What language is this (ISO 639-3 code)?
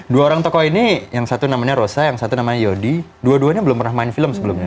ind